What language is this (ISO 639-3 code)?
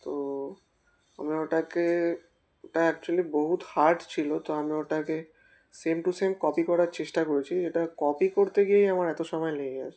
ben